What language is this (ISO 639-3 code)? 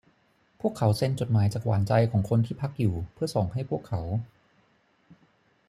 tha